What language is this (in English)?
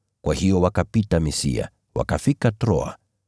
Swahili